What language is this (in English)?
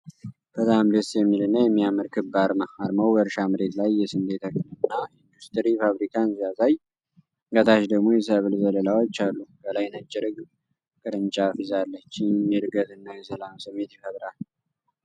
Amharic